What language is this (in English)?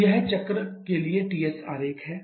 Hindi